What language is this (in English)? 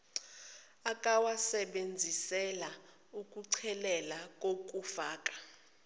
Zulu